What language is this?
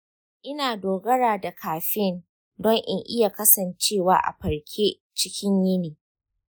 Hausa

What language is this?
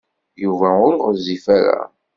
Kabyle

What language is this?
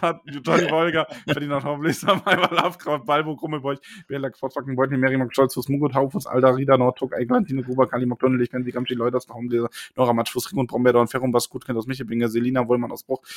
German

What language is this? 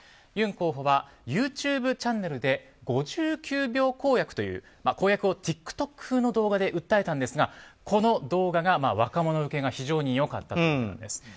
Japanese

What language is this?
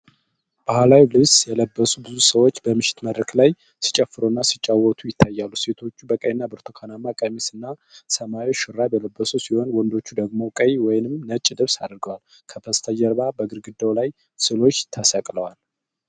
Amharic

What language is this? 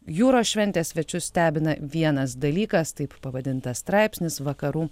Lithuanian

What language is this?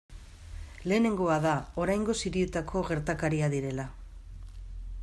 Basque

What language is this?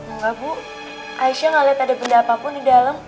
Indonesian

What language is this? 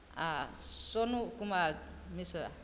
Maithili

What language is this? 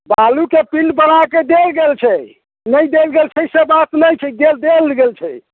Maithili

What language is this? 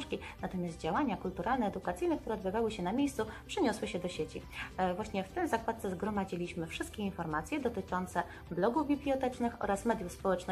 Polish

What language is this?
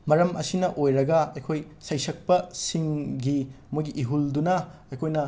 Manipuri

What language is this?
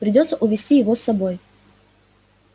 Russian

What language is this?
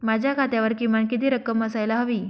Marathi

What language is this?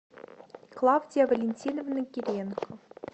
Russian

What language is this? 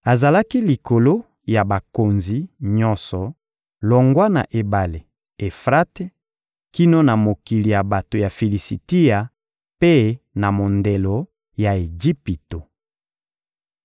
Lingala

